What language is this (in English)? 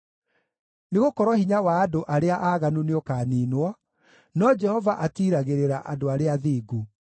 Kikuyu